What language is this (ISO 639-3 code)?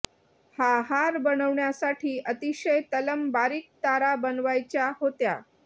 mar